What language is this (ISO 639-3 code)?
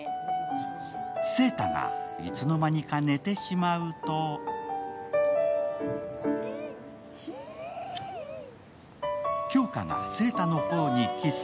jpn